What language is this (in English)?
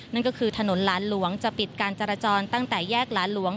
Thai